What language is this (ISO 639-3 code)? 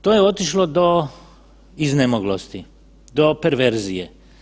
hrv